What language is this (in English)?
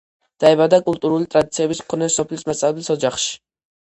Georgian